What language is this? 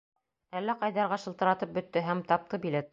Bashkir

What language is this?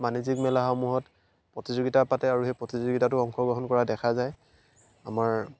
Assamese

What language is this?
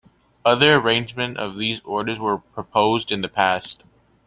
English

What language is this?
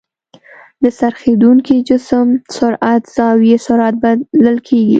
Pashto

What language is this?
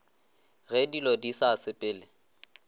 Northern Sotho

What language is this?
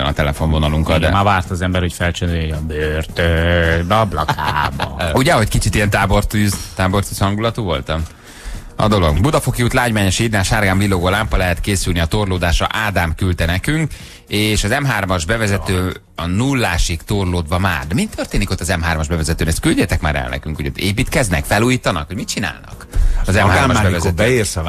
Hungarian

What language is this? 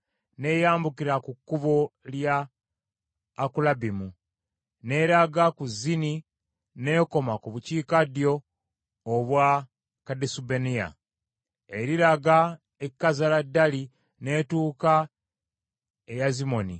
Ganda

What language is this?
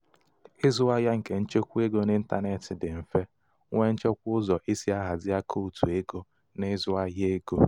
Igbo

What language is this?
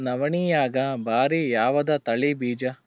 Kannada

